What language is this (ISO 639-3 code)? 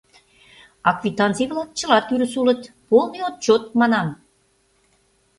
chm